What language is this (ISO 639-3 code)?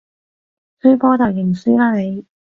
yue